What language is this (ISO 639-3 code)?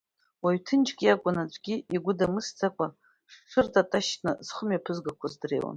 abk